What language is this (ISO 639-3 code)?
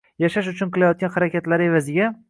uzb